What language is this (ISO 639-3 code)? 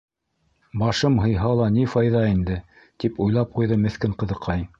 bak